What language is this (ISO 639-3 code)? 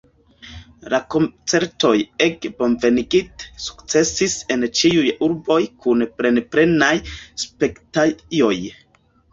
epo